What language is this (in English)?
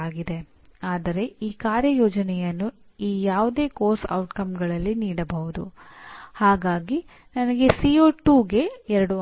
Kannada